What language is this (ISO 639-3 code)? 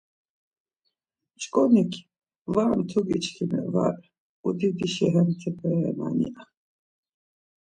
lzz